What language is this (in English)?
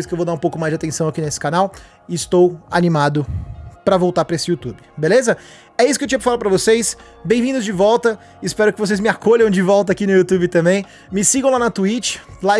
Portuguese